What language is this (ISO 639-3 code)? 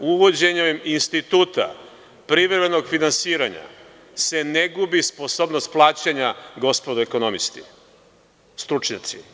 srp